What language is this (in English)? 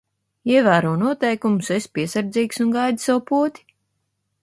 Latvian